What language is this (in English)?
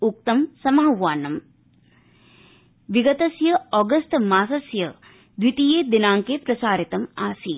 Sanskrit